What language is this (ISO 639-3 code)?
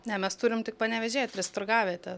lit